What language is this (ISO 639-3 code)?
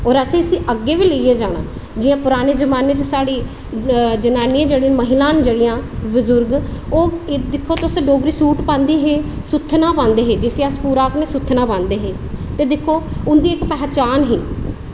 doi